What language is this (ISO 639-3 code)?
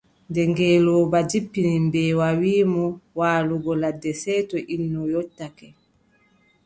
fub